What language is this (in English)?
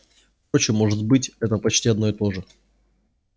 Russian